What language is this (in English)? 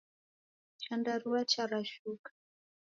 Taita